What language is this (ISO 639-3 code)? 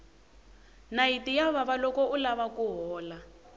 tso